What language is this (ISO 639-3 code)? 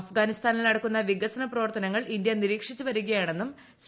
mal